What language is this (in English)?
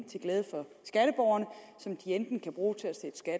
Danish